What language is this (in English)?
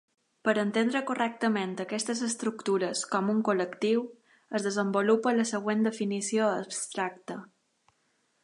Catalan